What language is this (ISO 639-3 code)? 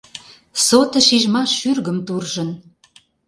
chm